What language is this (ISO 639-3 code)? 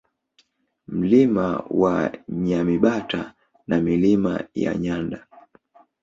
swa